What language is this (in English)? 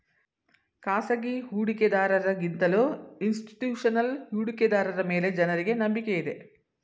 Kannada